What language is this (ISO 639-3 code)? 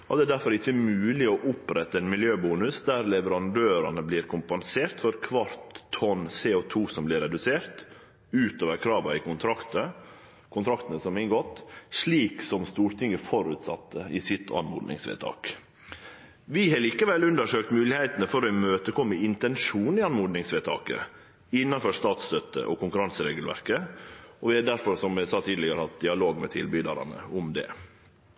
nno